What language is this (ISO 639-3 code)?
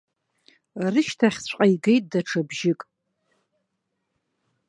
abk